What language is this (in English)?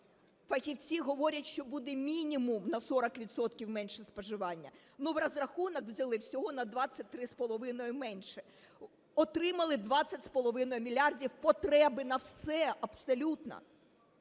Ukrainian